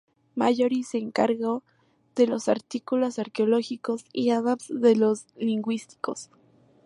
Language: Spanish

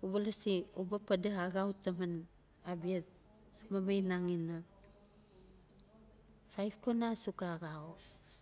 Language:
Notsi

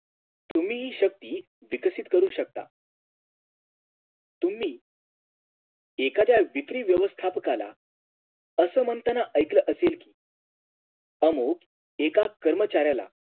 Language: Marathi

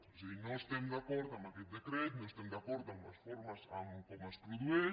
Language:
Catalan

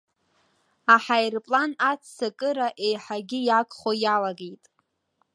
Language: Abkhazian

